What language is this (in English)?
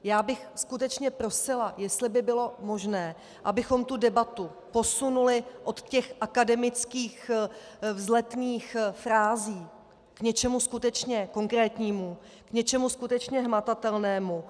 Czech